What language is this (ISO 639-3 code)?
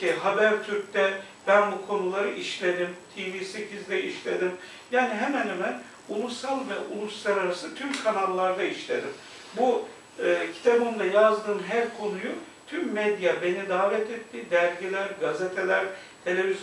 tur